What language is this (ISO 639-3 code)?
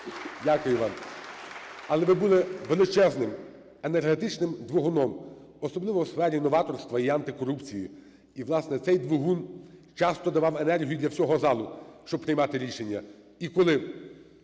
ukr